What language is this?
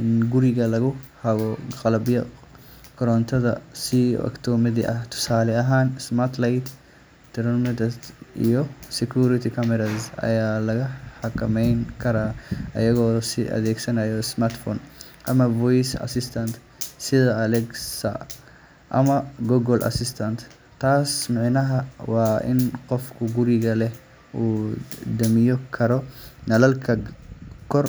Somali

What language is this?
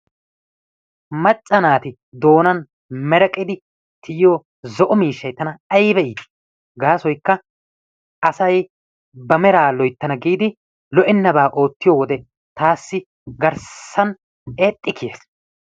Wolaytta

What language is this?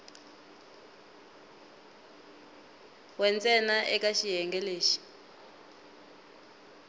Tsonga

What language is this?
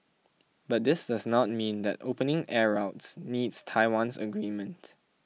English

